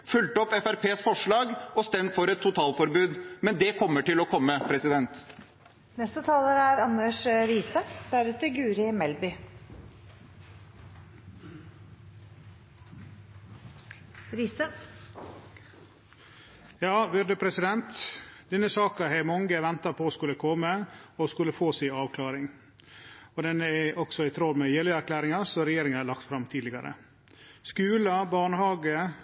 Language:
Norwegian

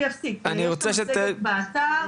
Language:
Hebrew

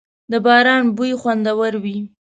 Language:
Pashto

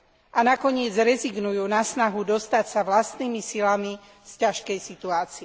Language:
Slovak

